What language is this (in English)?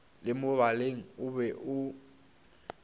Northern Sotho